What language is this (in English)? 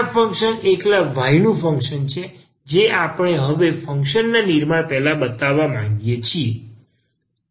Gujarati